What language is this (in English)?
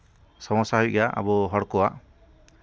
Santali